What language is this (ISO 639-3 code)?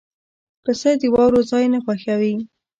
pus